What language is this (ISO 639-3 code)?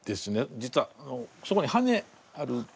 jpn